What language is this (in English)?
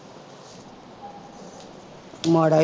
Punjabi